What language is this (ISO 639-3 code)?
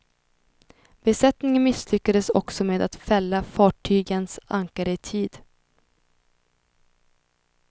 swe